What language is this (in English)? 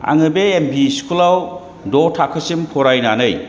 Bodo